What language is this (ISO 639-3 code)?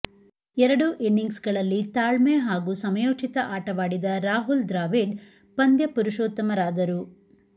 kan